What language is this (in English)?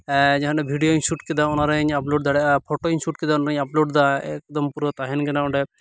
Santali